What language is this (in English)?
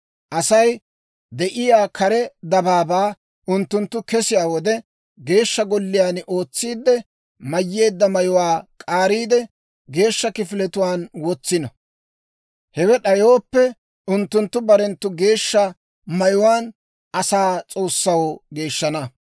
Dawro